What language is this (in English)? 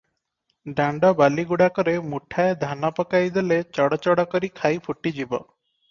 Odia